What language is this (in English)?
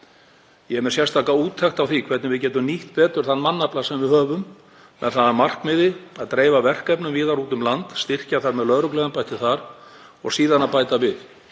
Icelandic